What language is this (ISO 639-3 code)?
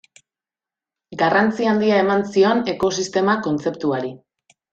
eus